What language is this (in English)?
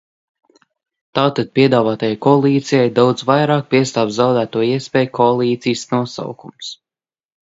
Latvian